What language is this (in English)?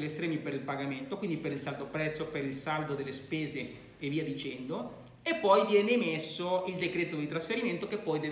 Italian